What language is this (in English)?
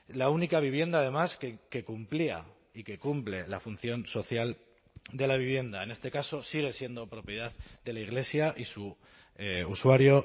Spanish